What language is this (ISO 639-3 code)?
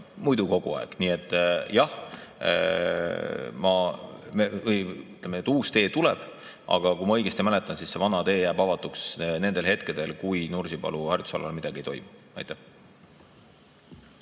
est